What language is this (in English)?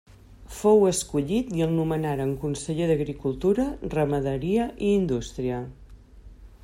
Catalan